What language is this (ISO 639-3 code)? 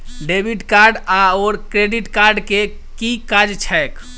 mai